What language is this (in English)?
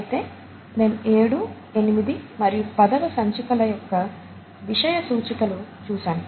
Telugu